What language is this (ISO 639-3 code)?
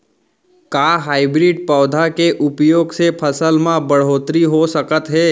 hne